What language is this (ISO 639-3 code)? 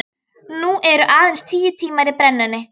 isl